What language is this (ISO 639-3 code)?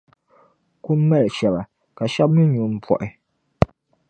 dag